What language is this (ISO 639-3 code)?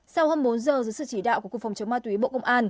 vie